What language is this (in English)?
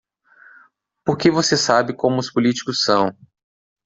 Portuguese